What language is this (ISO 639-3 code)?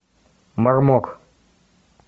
rus